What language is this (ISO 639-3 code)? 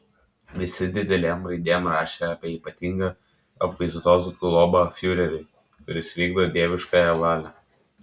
lit